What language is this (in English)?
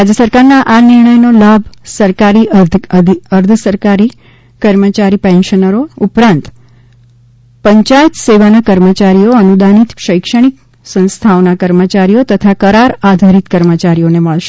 Gujarati